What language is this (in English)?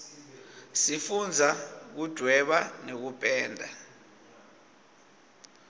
Swati